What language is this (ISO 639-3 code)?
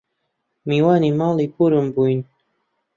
ckb